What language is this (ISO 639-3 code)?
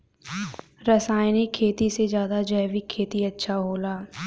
bho